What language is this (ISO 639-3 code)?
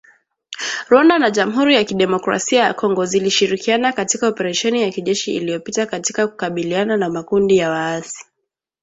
swa